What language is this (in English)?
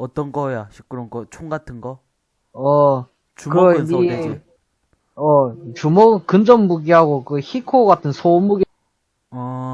Korean